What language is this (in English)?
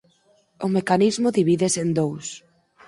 Galician